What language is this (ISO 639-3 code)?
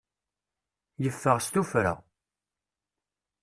kab